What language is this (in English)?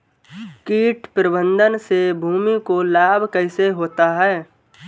Hindi